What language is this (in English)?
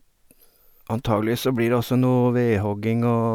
Norwegian